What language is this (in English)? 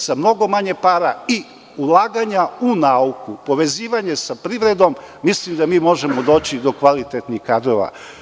Serbian